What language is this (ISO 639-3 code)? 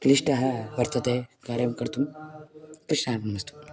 san